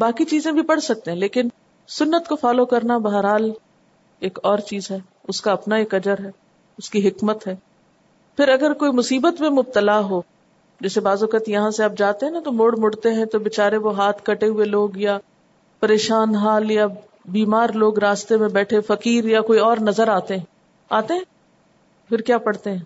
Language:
Urdu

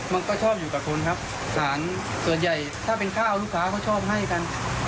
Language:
Thai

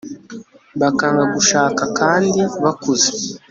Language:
Kinyarwanda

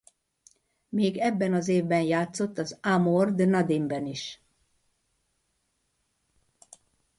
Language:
Hungarian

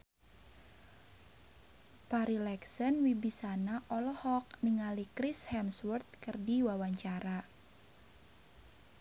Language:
Sundanese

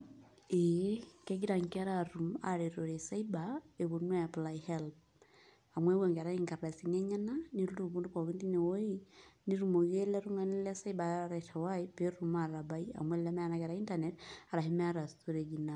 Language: Masai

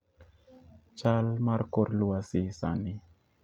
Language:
Luo (Kenya and Tanzania)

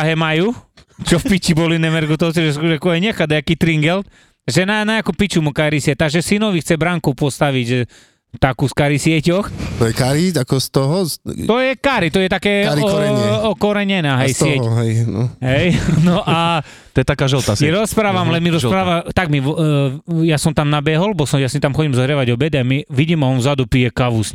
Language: Slovak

